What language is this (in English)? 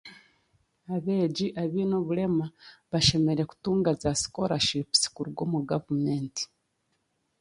Chiga